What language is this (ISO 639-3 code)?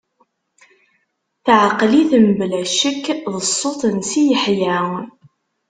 kab